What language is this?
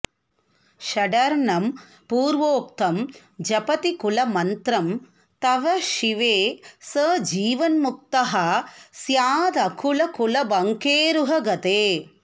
Sanskrit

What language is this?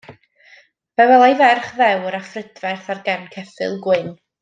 Welsh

